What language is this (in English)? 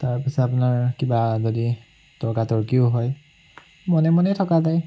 Assamese